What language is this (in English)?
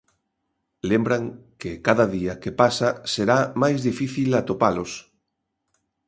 Galician